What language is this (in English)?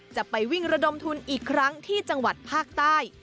Thai